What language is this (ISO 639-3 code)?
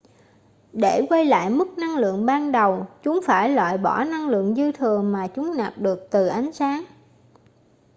vie